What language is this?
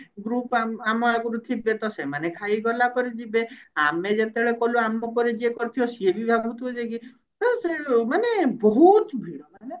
Odia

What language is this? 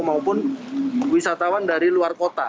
Indonesian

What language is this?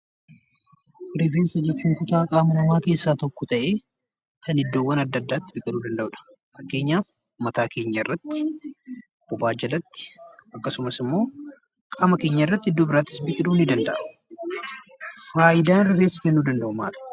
Oromo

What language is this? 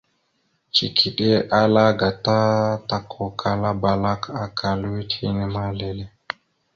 Mada (Cameroon)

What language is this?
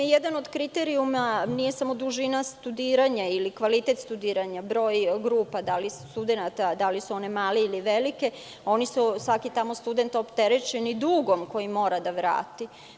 Serbian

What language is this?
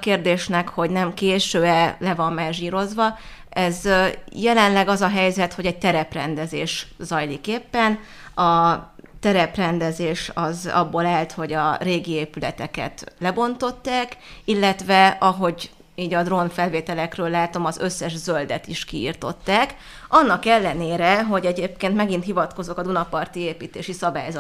Hungarian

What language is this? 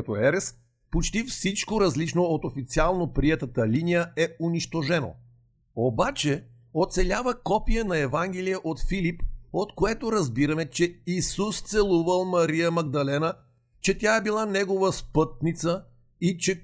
Bulgarian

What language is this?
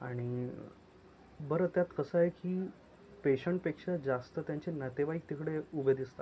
Marathi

